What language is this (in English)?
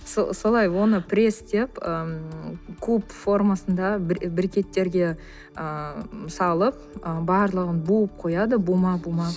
Kazakh